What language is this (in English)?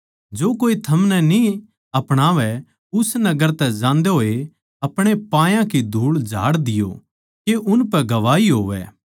Haryanvi